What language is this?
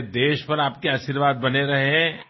Assamese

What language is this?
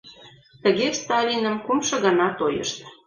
Mari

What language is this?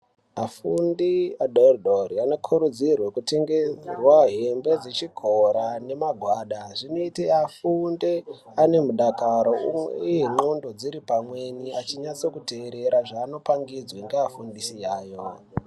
Ndau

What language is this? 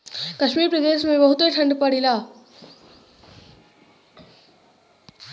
Bhojpuri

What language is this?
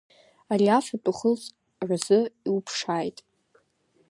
Abkhazian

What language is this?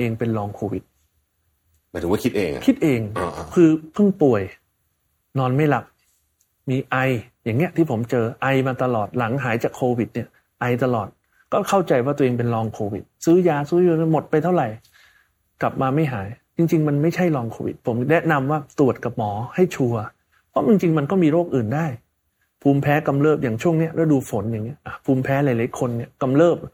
Thai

